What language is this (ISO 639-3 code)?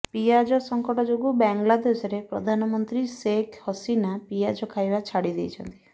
ori